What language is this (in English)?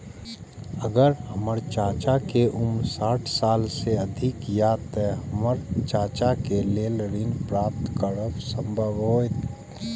Maithili